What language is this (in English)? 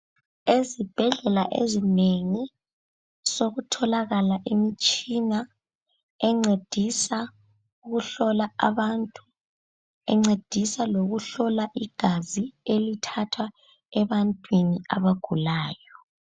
North Ndebele